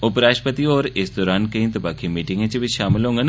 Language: Dogri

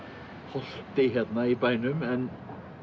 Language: Icelandic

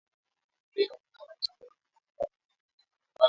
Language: Swahili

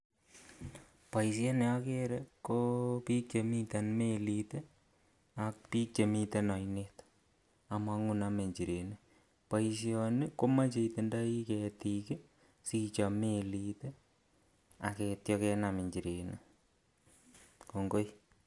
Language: Kalenjin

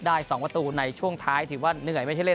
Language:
Thai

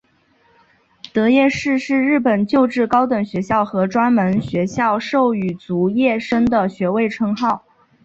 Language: Chinese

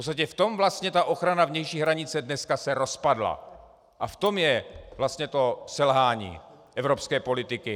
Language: Czech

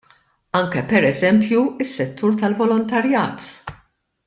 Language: Maltese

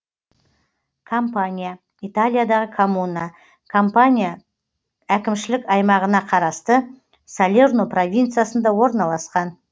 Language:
Kazakh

